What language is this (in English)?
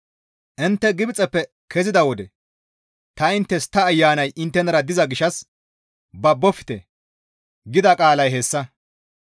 Gamo